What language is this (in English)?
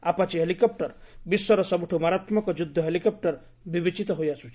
Odia